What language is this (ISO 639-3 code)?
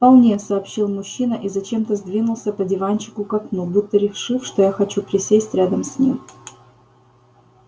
rus